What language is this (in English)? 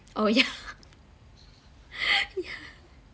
English